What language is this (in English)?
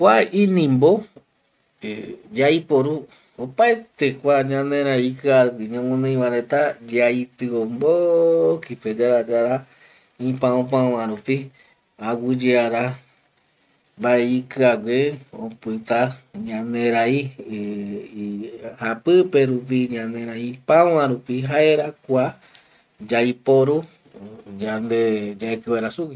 Eastern Bolivian Guaraní